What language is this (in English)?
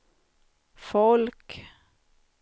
Swedish